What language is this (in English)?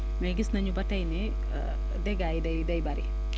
Wolof